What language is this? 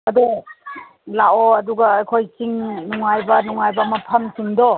Manipuri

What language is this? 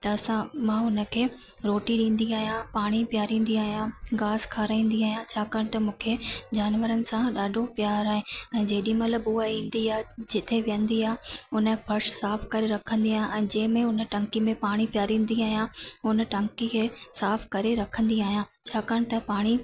Sindhi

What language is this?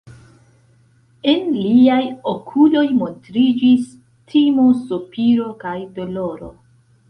Esperanto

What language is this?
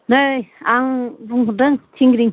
Bodo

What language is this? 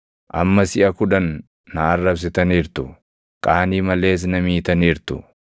Oromo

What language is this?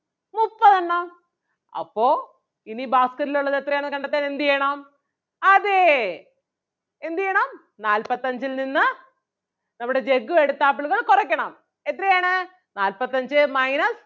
Malayalam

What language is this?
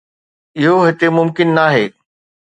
Sindhi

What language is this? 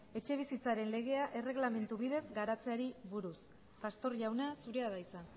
Basque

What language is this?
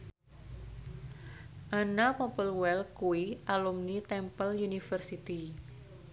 Javanese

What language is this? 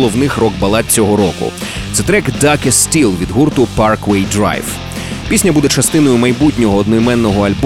Ukrainian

